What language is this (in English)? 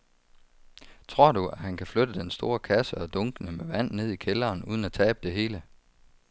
Danish